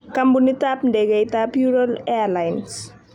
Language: Kalenjin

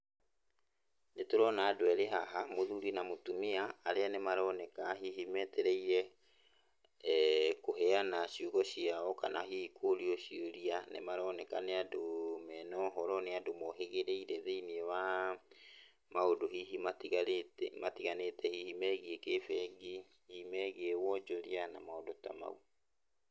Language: Kikuyu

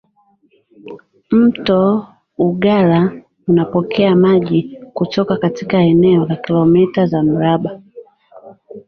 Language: Swahili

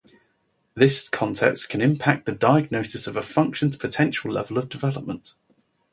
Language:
English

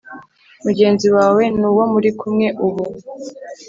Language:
Kinyarwanda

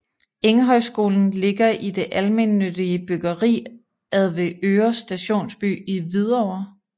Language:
Danish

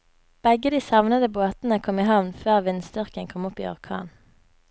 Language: Norwegian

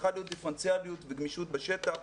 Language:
Hebrew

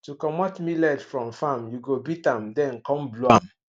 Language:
Nigerian Pidgin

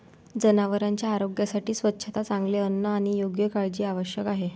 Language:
Marathi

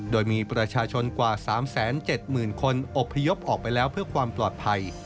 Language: Thai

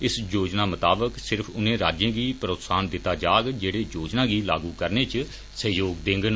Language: Dogri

